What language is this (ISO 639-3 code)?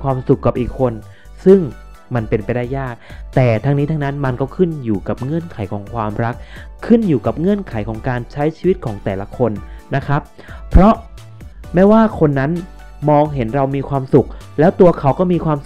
tha